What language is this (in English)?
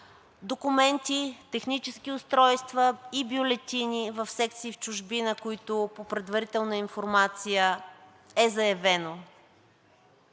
Bulgarian